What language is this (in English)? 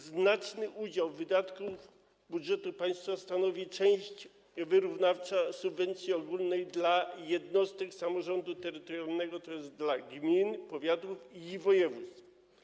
Polish